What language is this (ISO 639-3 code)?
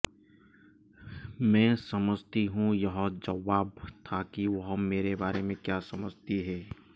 hin